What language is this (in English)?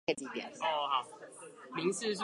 Chinese